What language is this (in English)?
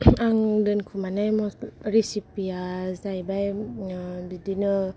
Bodo